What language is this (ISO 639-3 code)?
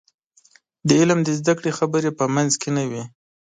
pus